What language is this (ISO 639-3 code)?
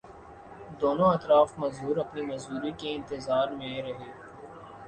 urd